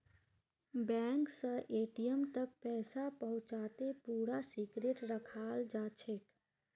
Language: Magahi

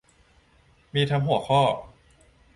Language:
Thai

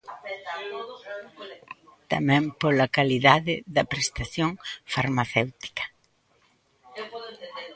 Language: Galician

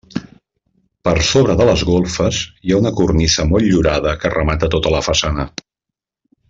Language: Catalan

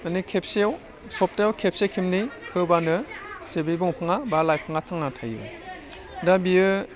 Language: Bodo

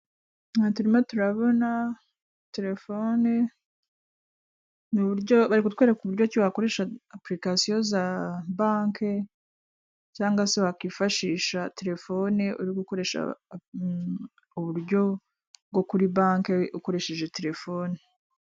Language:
Kinyarwanda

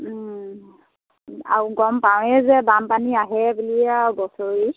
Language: Assamese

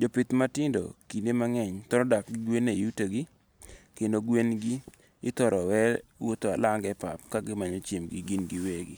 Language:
Luo (Kenya and Tanzania)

